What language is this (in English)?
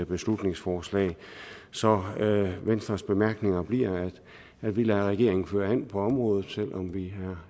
Danish